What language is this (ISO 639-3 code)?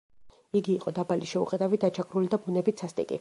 kat